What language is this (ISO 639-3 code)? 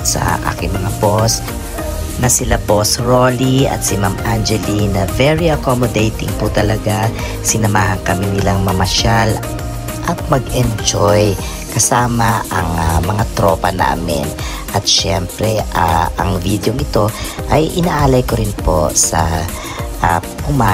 fil